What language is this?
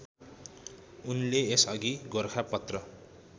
Nepali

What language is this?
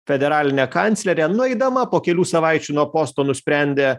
Lithuanian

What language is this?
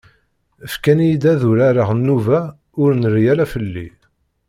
Kabyle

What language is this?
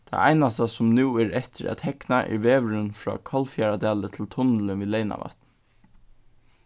Faroese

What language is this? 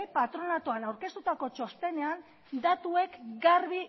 Basque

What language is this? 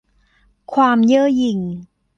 Thai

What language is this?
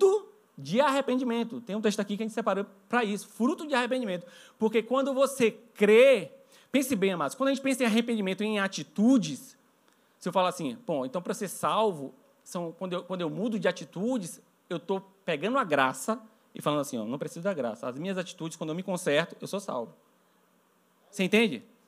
Portuguese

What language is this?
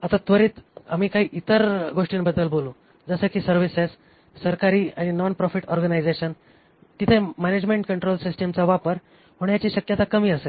Marathi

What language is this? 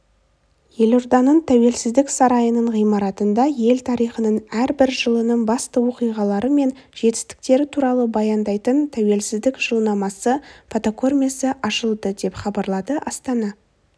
Kazakh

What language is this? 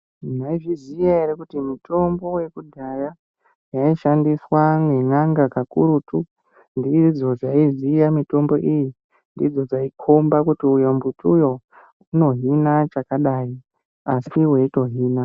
Ndau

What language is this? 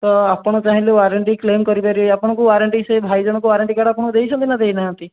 Odia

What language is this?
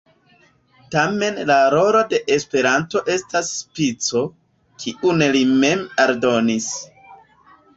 Esperanto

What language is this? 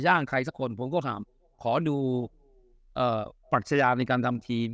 Thai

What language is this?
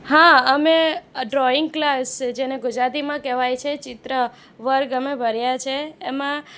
Gujarati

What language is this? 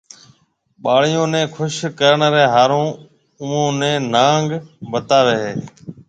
Marwari (Pakistan)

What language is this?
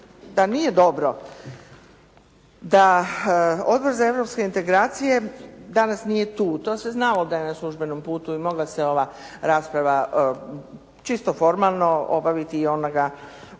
Croatian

